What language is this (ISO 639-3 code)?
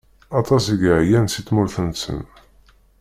kab